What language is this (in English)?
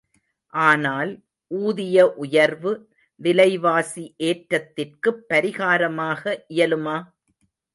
Tamil